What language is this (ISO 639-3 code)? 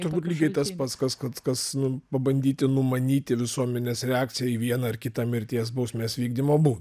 lit